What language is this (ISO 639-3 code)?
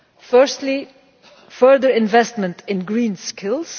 eng